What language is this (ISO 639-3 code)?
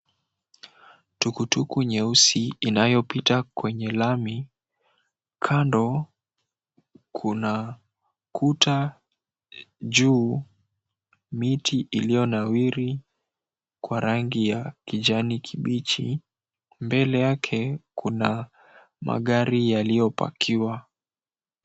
swa